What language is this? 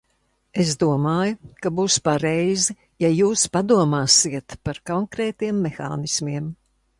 Latvian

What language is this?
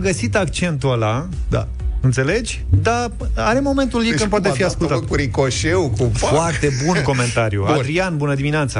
Romanian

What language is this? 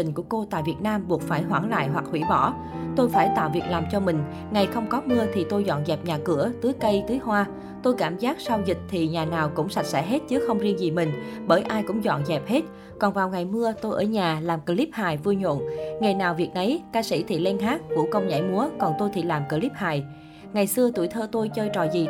Vietnamese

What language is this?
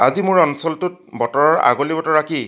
Assamese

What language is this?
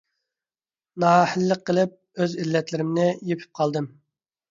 Uyghur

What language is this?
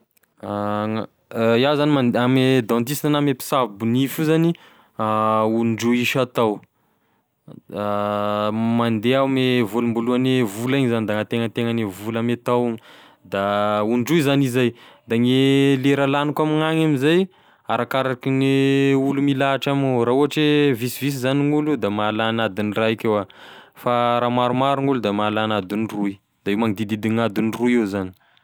Tesaka Malagasy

